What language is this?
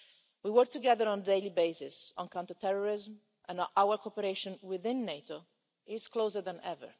English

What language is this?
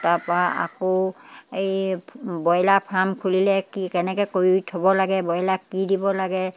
Assamese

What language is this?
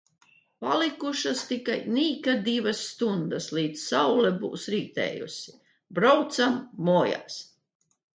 Latvian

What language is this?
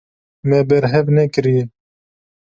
Kurdish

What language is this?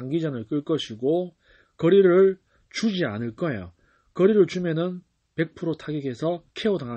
Korean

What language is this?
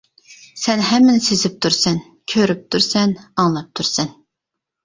Uyghur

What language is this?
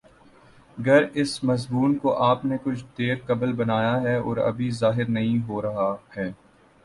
Urdu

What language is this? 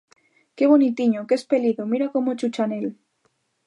Galician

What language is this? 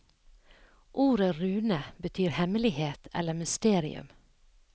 Norwegian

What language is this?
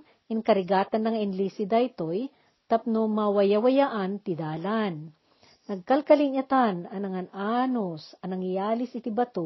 Filipino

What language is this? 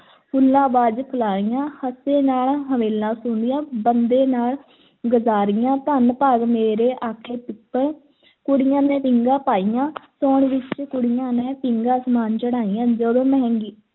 Punjabi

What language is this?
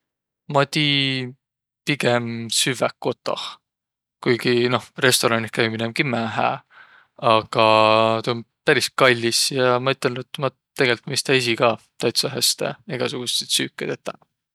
Võro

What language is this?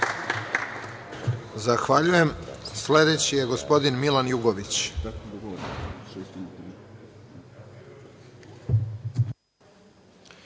Serbian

